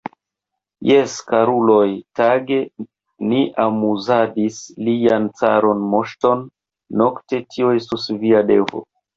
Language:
Esperanto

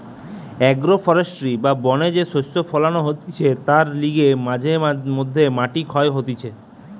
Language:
Bangla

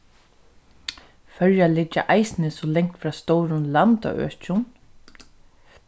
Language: Faroese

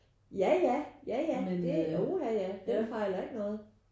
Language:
Danish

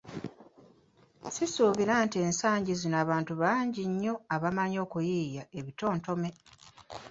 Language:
Ganda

